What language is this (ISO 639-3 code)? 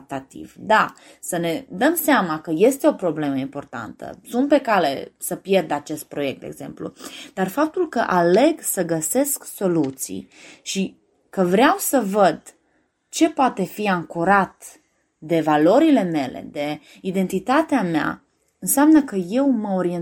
ron